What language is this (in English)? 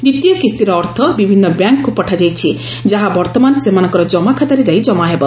Odia